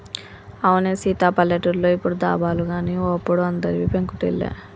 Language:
Telugu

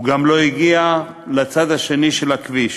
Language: Hebrew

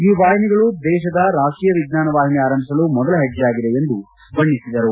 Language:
Kannada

